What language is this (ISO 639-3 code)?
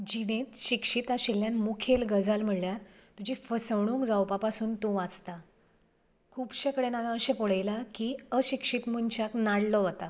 kok